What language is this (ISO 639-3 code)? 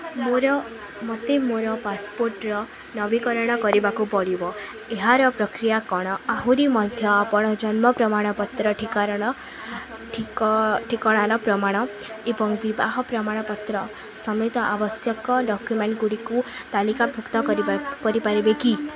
ori